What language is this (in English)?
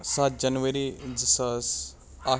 Kashmiri